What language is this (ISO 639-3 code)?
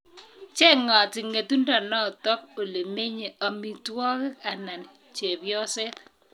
kln